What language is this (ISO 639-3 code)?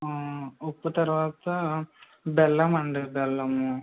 tel